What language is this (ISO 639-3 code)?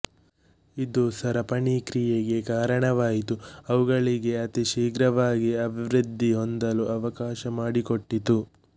kan